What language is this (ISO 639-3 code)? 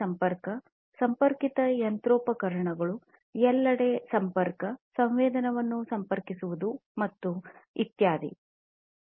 kan